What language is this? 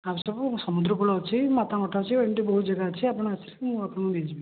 Odia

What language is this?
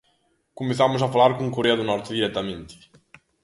Galician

